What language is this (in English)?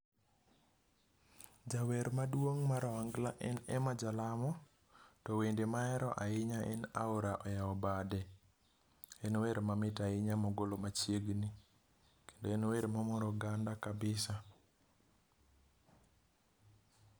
Luo (Kenya and Tanzania)